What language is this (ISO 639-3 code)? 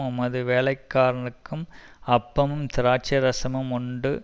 tam